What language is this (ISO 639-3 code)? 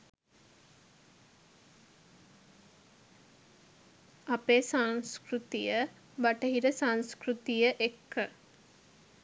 sin